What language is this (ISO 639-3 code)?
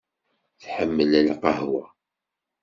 kab